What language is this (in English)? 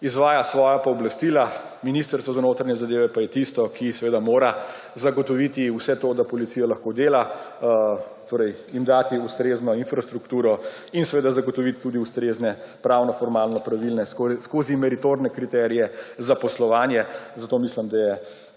Slovenian